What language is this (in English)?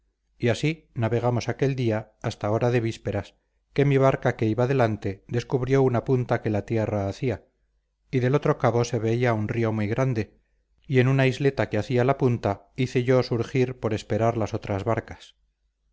Spanish